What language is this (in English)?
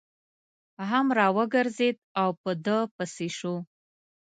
Pashto